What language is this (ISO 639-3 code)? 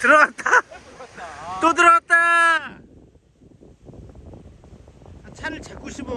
kor